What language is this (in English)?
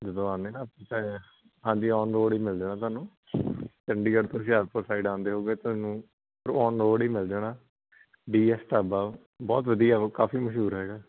Punjabi